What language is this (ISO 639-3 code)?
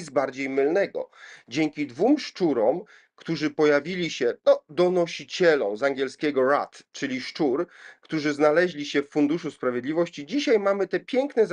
pol